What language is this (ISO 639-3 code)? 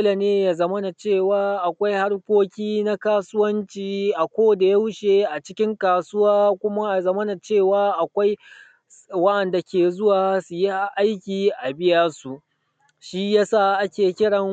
hau